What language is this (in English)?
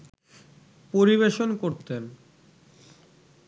Bangla